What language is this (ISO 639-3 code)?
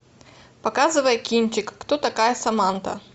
rus